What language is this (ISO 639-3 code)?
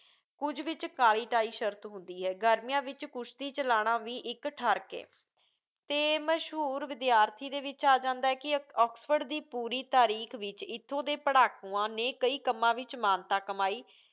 pan